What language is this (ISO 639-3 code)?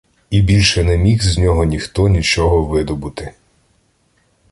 ukr